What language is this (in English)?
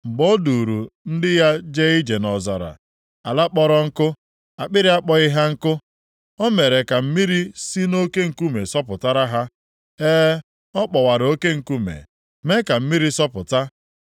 Igbo